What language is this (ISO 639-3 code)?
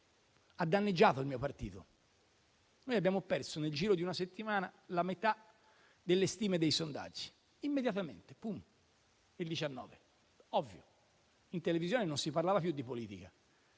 ita